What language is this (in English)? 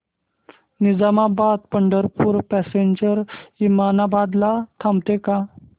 Marathi